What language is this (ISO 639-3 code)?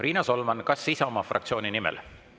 est